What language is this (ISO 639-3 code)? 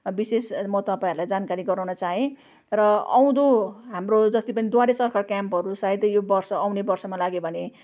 nep